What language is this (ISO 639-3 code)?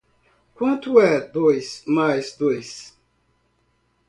por